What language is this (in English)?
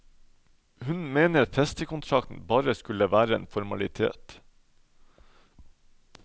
Norwegian